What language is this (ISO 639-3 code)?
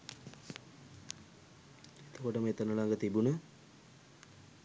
sin